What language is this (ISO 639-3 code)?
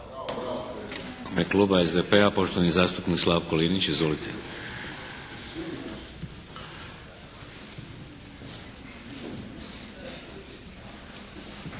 hrv